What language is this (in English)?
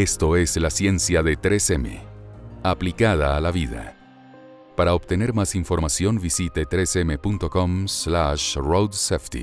Spanish